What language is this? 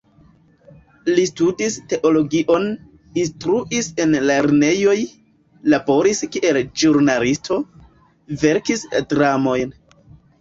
Esperanto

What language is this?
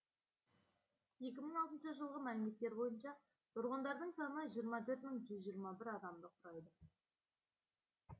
Kazakh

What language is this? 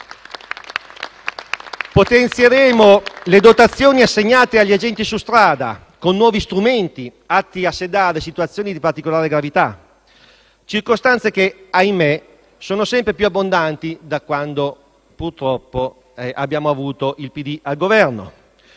Italian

